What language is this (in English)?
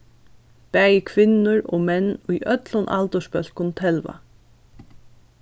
Faroese